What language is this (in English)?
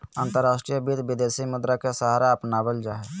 Magahi